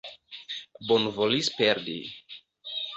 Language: Esperanto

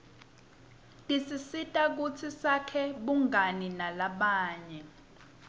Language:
Swati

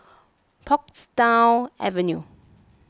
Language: English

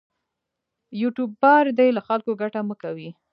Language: Pashto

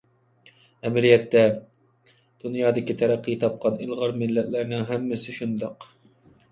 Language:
Uyghur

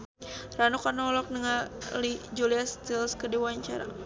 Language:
Sundanese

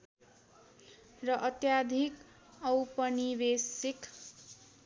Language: Nepali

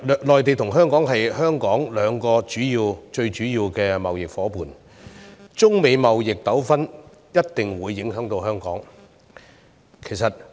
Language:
Cantonese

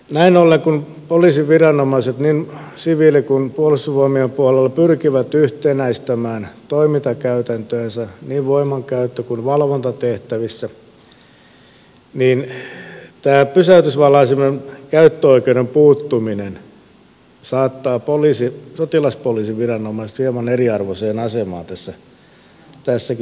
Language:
Finnish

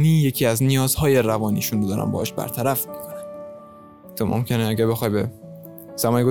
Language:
Persian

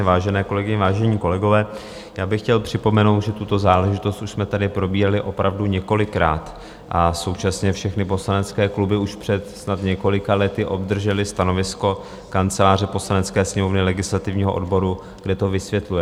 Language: Czech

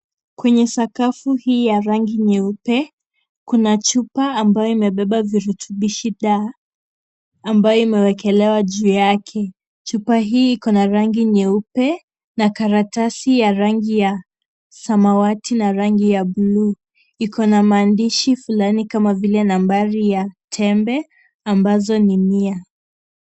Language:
Swahili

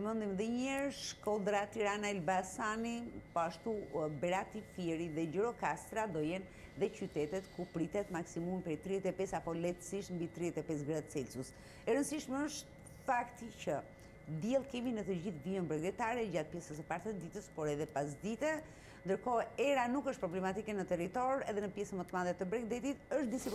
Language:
Romanian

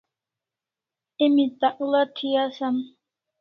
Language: Kalasha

